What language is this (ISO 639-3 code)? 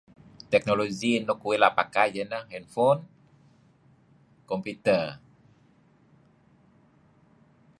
kzi